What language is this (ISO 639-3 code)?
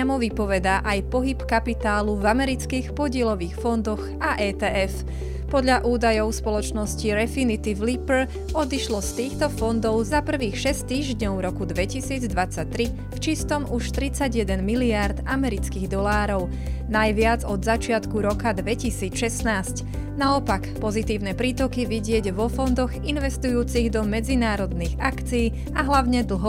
slk